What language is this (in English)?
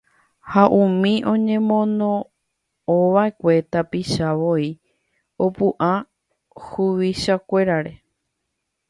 Guarani